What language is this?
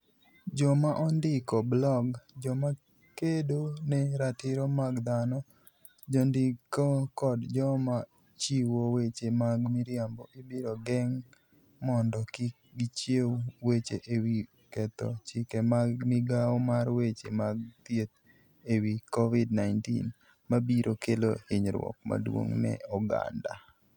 Luo (Kenya and Tanzania)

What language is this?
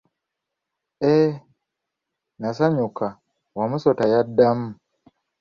Ganda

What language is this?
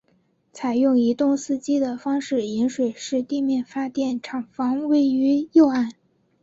Chinese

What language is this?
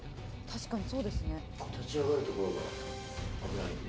Japanese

